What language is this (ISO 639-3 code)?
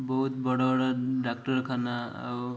ori